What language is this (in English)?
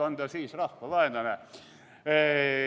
Estonian